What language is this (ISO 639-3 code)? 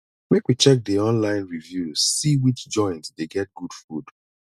pcm